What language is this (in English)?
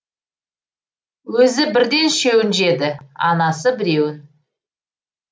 Kazakh